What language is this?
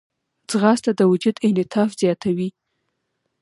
Pashto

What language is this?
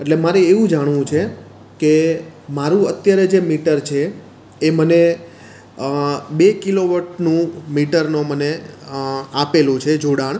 Gujarati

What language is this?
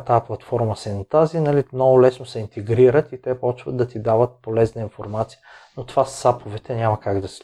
Bulgarian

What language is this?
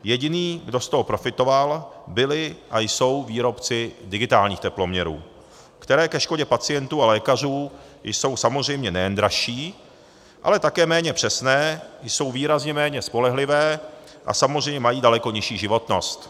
Czech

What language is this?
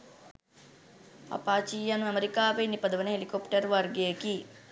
Sinhala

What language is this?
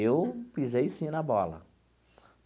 Portuguese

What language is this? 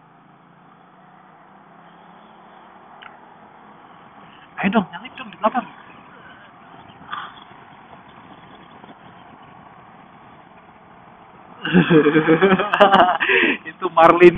Indonesian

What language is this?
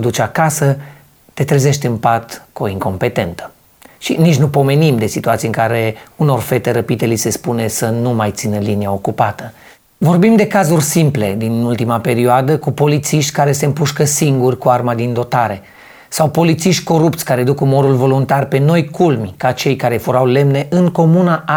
Romanian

